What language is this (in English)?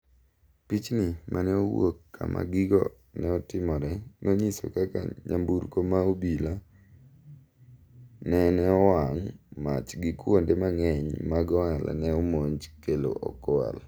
Luo (Kenya and Tanzania)